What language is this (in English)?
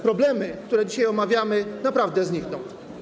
Polish